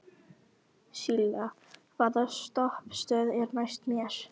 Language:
Icelandic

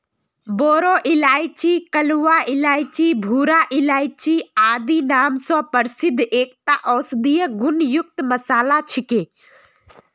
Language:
Magahi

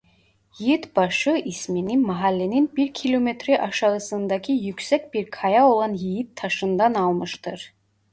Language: Turkish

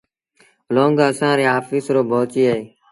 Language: Sindhi Bhil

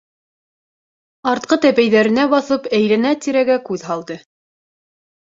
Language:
Bashkir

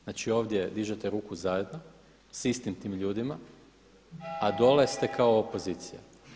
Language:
Croatian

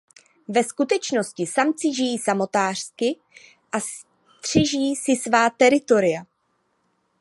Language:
Czech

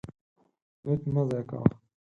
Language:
Pashto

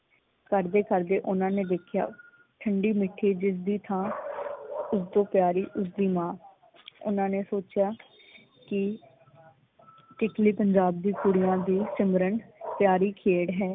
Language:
Punjabi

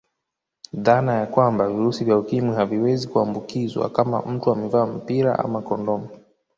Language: Swahili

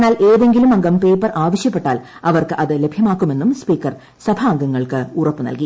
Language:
Malayalam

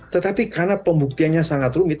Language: Indonesian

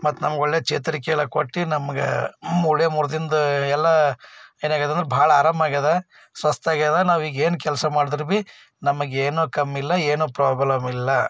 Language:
Kannada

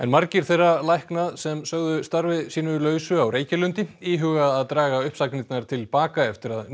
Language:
Icelandic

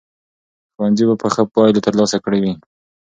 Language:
Pashto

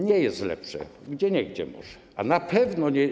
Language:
Polish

